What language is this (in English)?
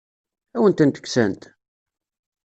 Kabyle